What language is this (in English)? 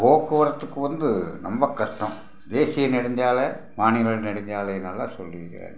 Tamil